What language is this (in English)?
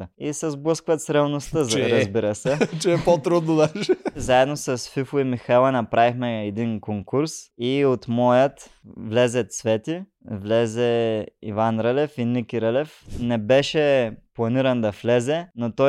Bulgarian